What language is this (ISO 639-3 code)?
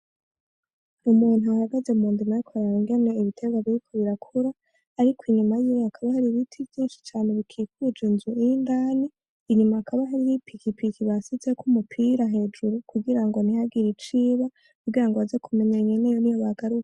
run